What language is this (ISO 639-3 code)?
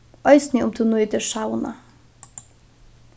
fao